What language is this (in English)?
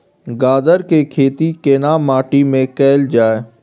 Maithili